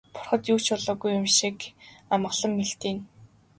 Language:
Mongolian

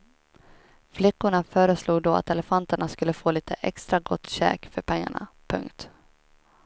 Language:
Swedish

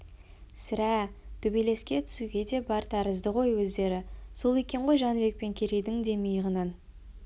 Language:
Kazakh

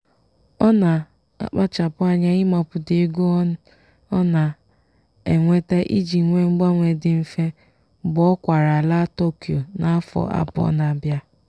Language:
Igbo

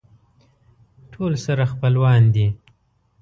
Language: Pashto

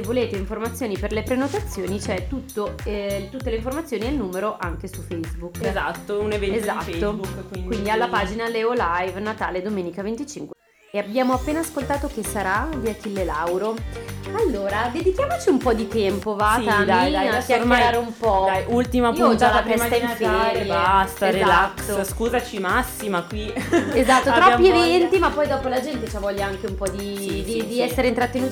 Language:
Italian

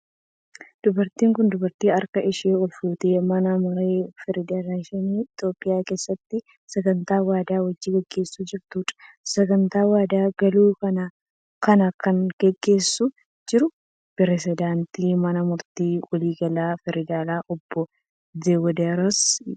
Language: Oromo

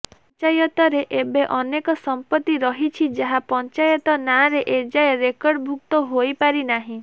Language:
Odia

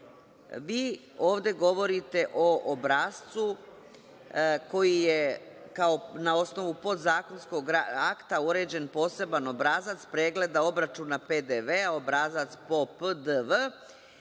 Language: Serbian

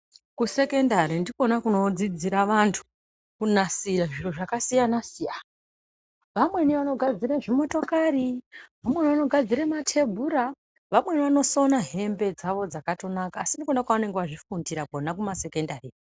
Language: Ndau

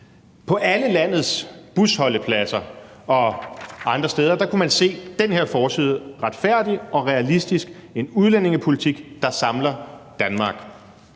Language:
Danish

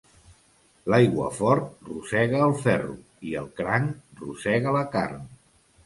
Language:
Catalan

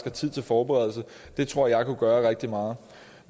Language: Danish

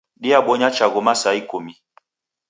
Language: Taita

